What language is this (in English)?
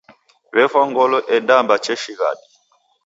Taita